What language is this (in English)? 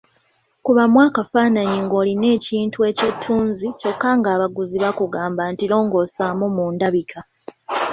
Ganda